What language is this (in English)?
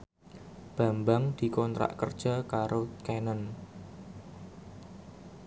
Javanese